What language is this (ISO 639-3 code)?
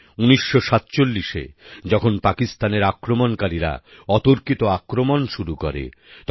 ben